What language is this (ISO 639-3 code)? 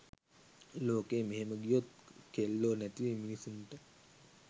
sin